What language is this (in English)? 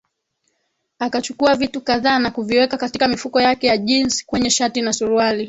Swahili